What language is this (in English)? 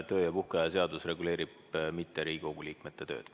Estonian